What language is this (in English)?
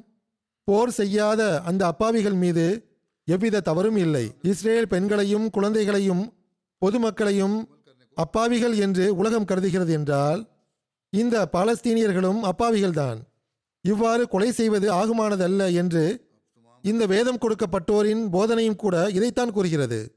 Tamil